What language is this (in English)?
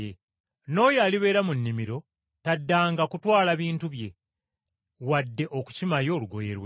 Ganda